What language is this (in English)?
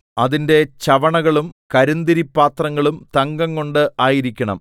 Malayalam